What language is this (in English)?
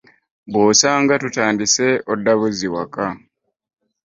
Ganda